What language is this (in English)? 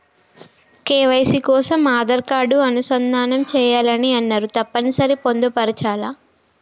Telugu